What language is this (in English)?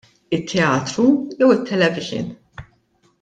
Maltese